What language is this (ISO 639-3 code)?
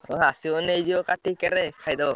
ori